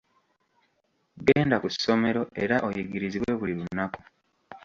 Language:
Ganda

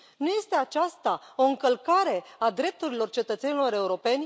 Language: Romanian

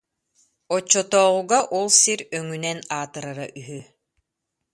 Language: Yakut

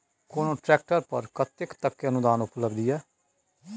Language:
Maithili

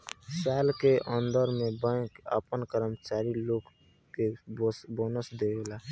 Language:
Bhojpuri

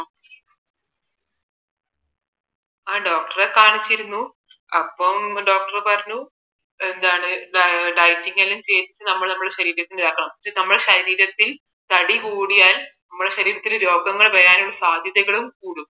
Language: Malayalam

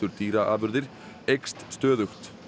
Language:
Icelandic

